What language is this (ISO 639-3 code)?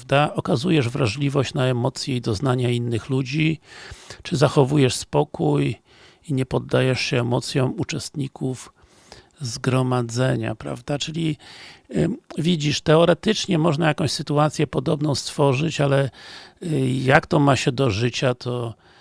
pol